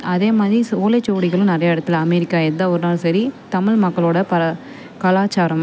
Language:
Tamil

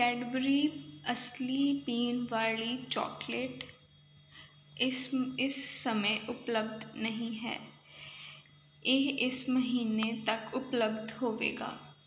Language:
Punjabi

